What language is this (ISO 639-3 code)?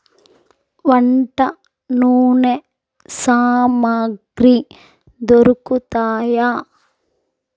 tel